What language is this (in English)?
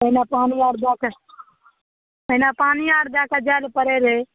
Maithili